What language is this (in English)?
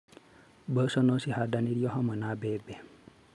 Kikuyu